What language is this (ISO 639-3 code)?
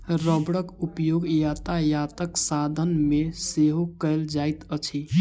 mai